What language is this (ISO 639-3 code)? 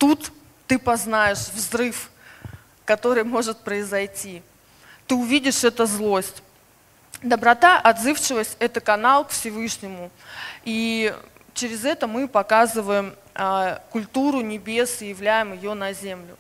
rus